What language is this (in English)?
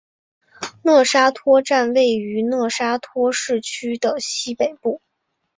Chinese